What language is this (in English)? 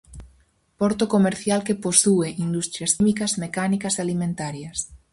Galician